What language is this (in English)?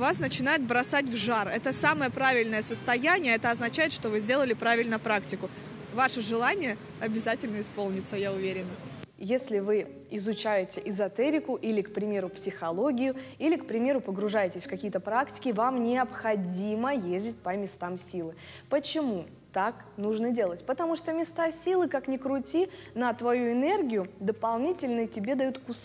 Russian